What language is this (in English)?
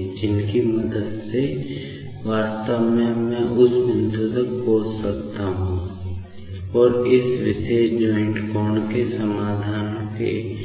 Hindi